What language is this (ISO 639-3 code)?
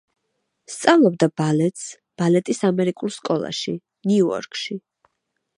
kat